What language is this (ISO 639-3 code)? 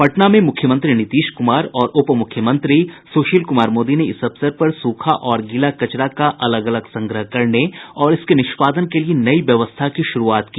hin